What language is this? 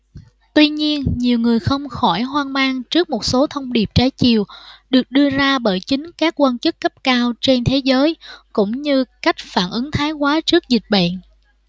Vietnamese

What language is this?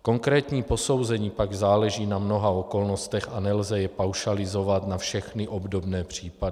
Czech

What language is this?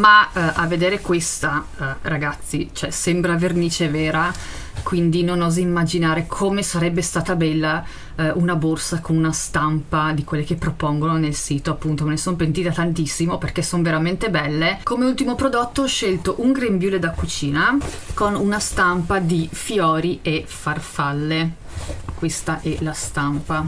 Italian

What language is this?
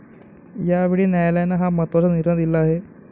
Marathi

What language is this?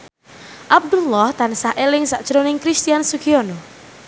Javanese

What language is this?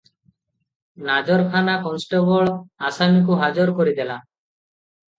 Odia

